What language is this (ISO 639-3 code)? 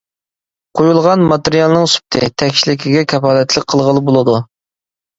uig